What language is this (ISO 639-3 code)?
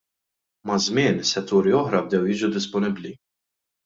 mlt